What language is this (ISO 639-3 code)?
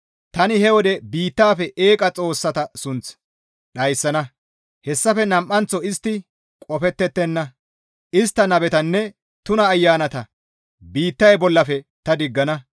gmv